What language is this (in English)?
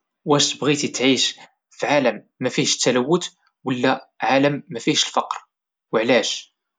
Moroccan Arabic